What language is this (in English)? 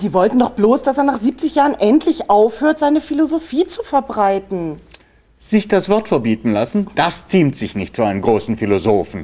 German